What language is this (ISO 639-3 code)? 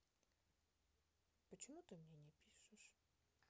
rus